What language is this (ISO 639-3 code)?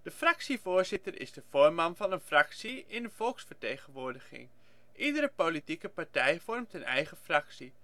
nld